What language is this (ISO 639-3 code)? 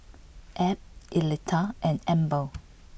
eng